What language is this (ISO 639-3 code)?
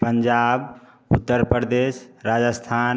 hin